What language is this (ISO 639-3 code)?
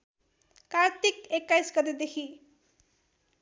nep